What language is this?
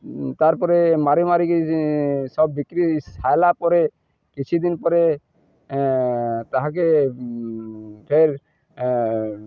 Odia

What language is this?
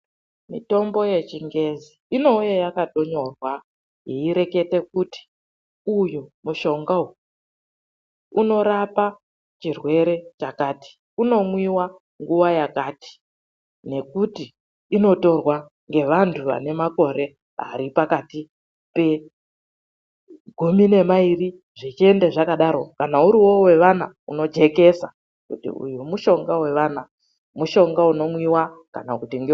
Ndau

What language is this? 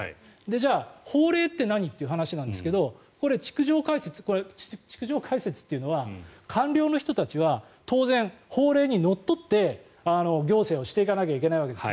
Japanese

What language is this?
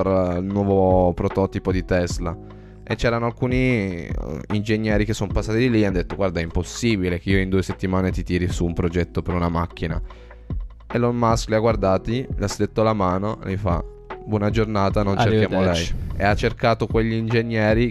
Italian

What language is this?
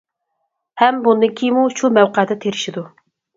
Uyghur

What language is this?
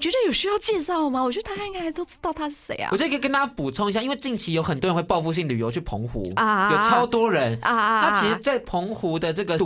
Chinese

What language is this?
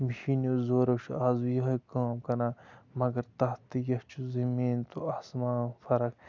Kashmiri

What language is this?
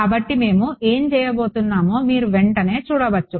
Telugu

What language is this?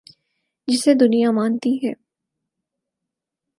Urdu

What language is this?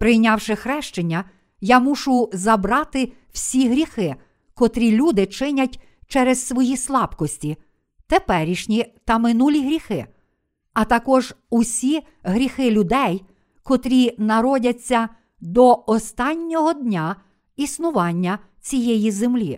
Ukrainian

